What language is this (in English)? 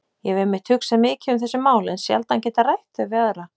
Icelandic